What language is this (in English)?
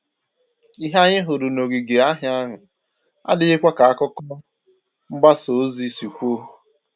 Igbo